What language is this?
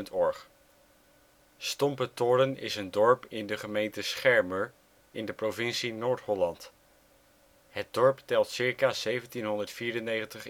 Dutch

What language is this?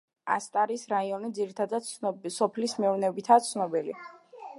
Georgian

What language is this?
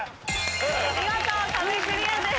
Japanese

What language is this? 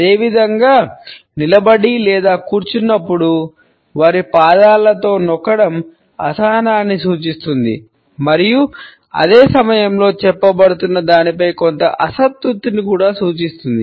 Telugu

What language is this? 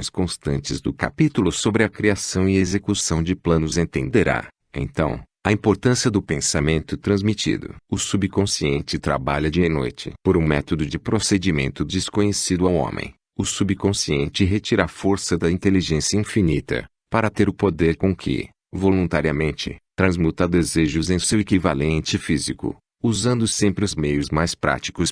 Portuguese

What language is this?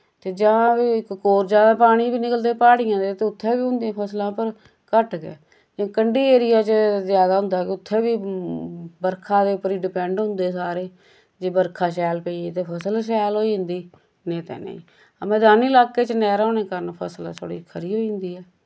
Dogri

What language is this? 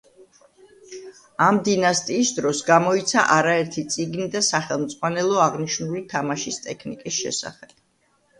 Georgian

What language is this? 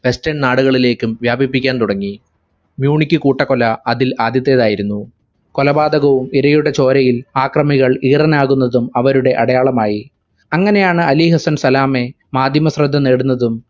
Malayalam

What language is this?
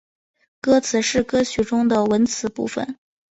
Chinese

